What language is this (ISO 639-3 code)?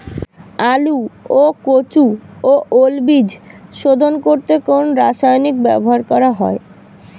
ben